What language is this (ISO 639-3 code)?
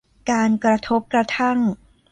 tha